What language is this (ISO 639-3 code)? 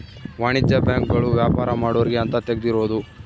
kan